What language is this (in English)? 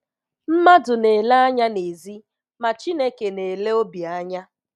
Igbo